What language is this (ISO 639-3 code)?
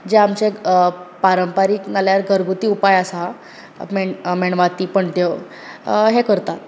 kok